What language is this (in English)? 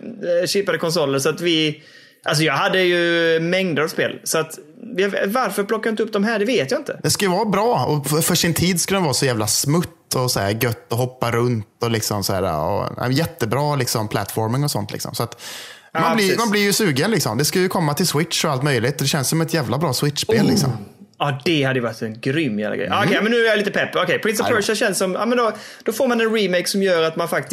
Swedish